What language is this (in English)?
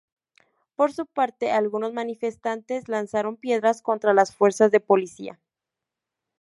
Spanish